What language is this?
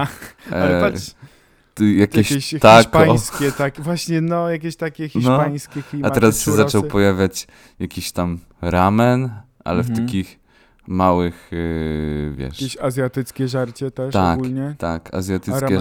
Polish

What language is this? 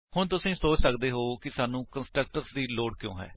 Punjabi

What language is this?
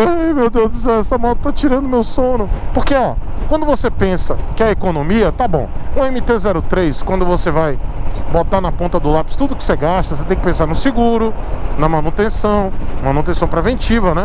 Portuguese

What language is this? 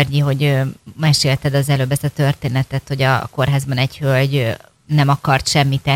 Hungarian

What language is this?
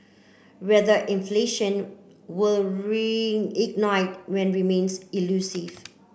English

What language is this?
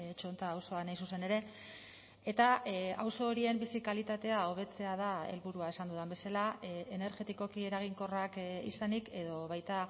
Basque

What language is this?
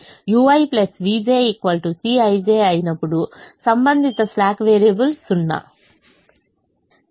Telugu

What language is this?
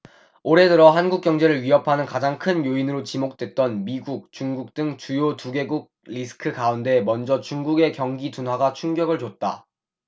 Korean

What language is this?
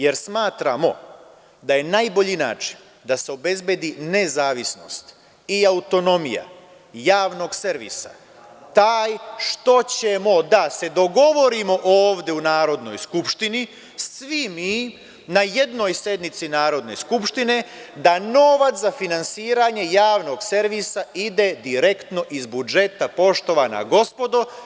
Serbian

